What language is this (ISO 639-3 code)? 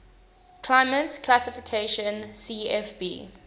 eng